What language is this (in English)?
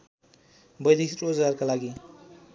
Nepali